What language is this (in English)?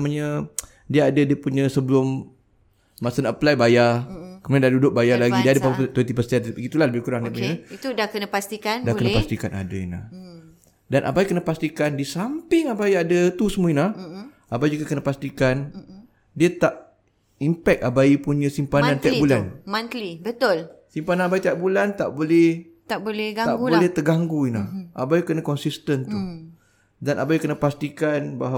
Malay